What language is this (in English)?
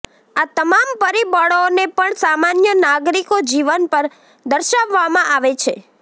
Gujarati